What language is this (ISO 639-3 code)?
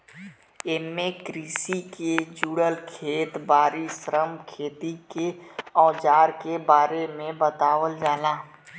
bho